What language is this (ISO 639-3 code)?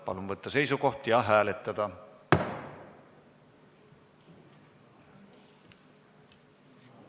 est